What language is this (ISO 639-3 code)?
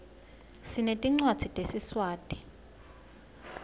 ssw